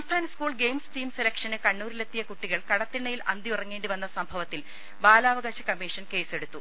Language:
Malayalam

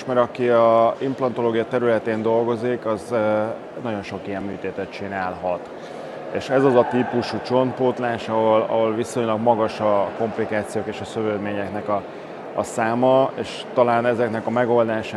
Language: Hungarian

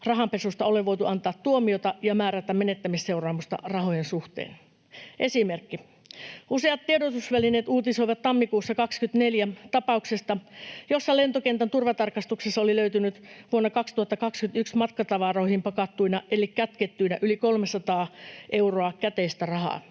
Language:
Finnish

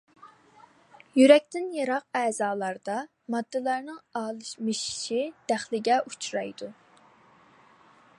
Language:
Uyghur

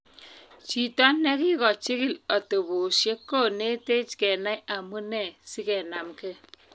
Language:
Kalenjin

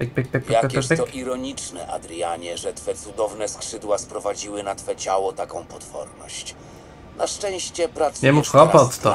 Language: Polish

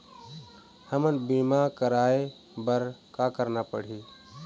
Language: Chhattisgarhi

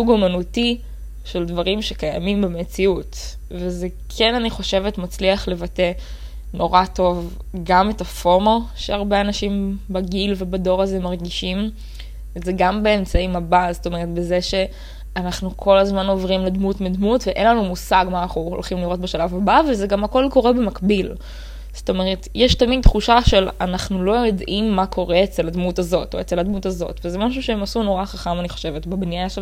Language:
Hebrew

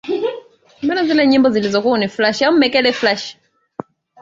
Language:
Swahili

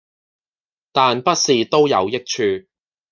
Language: Cantonese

